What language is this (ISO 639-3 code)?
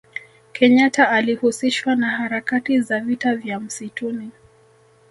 swa